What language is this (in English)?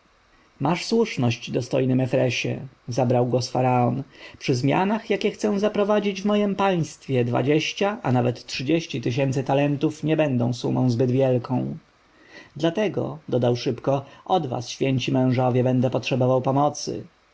Polish